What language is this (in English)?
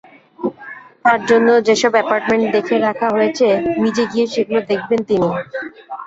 Bangla